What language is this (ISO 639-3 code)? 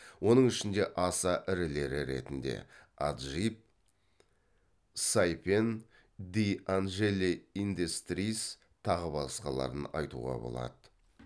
kaz